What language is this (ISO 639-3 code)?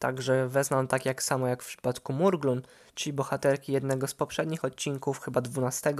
pol